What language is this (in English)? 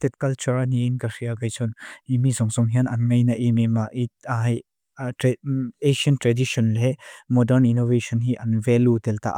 Mizo